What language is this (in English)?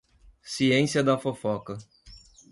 Portuguese